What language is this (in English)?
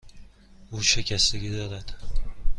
Persian